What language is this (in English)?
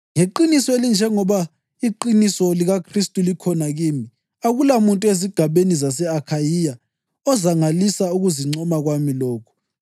North Ndebele